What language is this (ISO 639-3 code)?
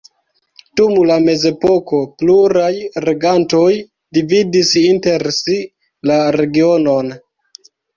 epo